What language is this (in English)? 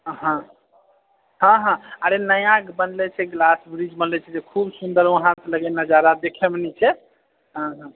Maithili